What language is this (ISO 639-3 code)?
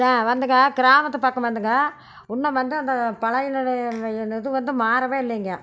tam